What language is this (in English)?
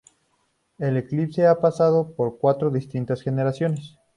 Spanish